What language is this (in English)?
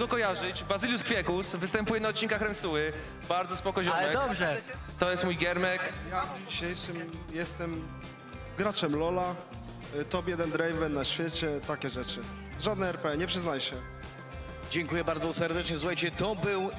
Polish